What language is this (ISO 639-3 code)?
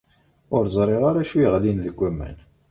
kab